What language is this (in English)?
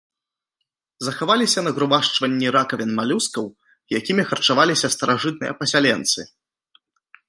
Belarusian